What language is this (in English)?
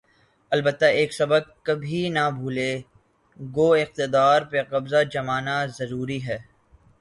Urdu